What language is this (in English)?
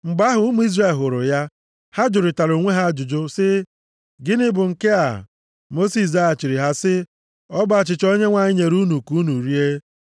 Igbo